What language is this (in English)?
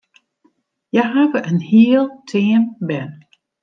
Western Frisian